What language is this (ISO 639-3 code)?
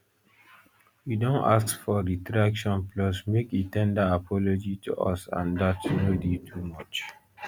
pcm